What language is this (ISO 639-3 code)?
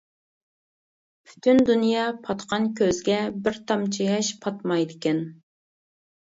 uig